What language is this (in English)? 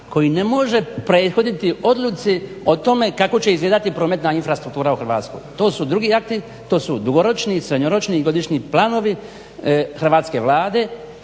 Croatian